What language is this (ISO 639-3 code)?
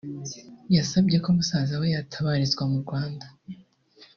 kin